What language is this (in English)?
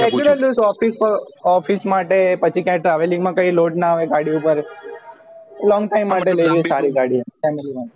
Gujarati